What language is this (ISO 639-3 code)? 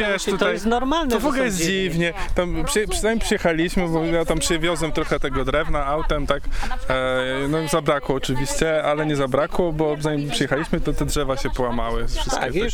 pol